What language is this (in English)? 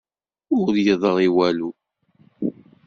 Kabyle